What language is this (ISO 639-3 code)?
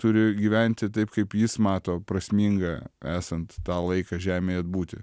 lit